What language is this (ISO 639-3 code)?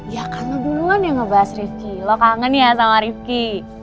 ind